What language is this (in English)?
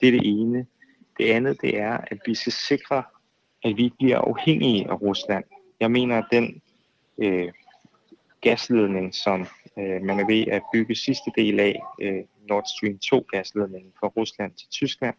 Danish